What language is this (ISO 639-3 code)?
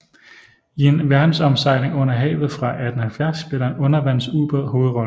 dan